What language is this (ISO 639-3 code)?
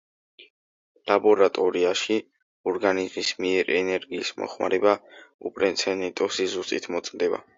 kat